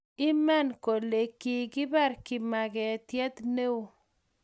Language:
Kalenjin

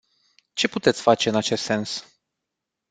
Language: Romanian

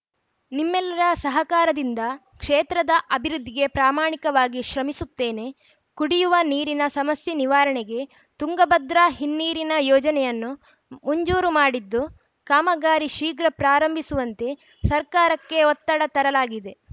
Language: Kannada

